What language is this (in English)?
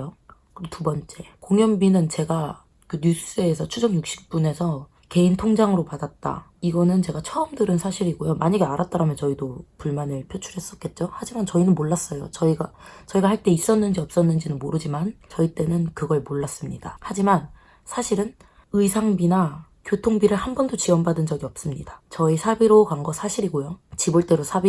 Korean